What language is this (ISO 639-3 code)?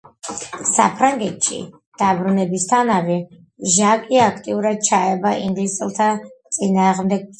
kat